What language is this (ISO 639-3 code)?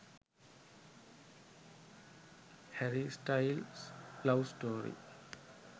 sin